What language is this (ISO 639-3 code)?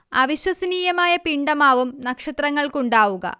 mal